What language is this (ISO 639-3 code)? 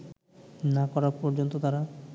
ben